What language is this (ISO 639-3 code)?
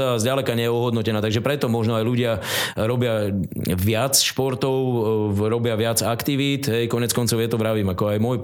slk